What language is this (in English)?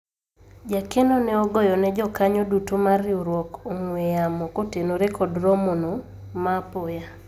Luo (Kenya and Tanzania)